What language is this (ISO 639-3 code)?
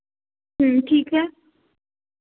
hin